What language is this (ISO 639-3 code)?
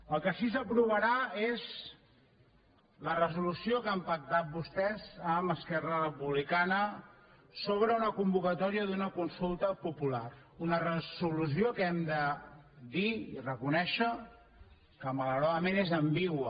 cat